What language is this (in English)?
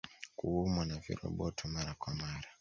Swahili